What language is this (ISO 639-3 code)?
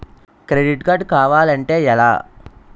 tel